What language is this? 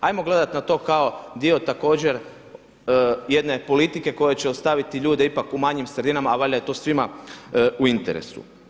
Croatian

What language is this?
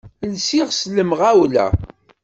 Kabyle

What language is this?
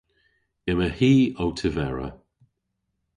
Cornish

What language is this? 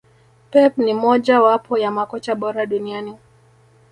Swahili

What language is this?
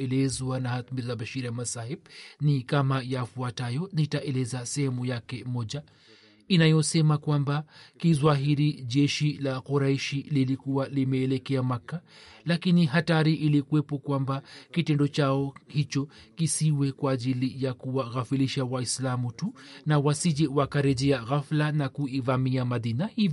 Swahili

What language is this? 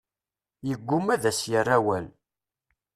Kabyle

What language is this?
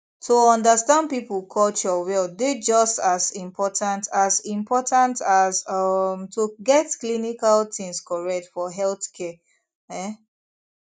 Nigerian Pidgin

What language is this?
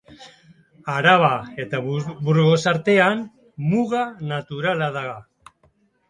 Basque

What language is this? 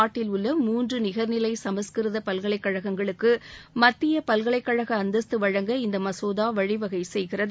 Tamil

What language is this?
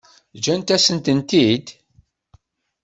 Kabyle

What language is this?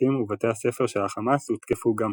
Hebrew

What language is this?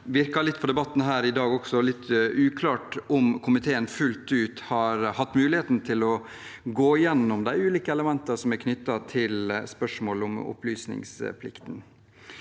Norwegian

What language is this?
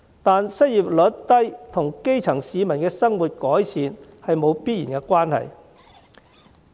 Cantonese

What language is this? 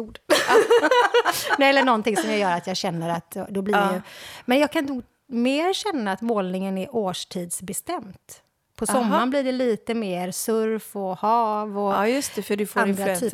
Swedish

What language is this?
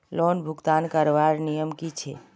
Magahi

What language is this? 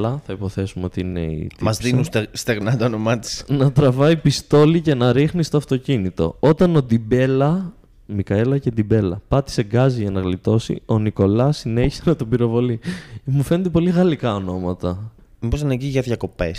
Greek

